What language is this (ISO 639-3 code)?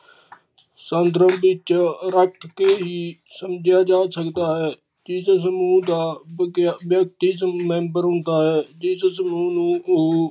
pan